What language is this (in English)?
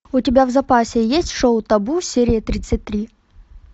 Russian